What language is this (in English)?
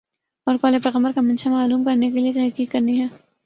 Urdu